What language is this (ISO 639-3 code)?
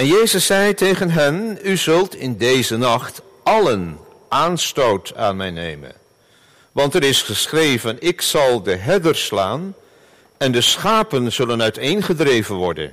nld